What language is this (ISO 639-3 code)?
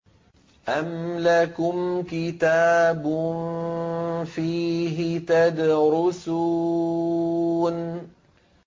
ara